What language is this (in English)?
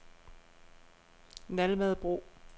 Danish